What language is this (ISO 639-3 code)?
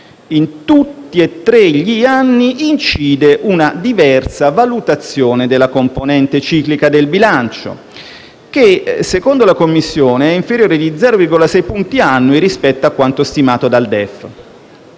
ita